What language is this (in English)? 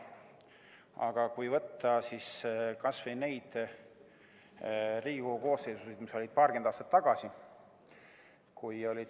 Estonian